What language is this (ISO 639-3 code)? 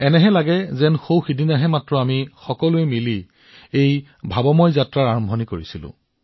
asm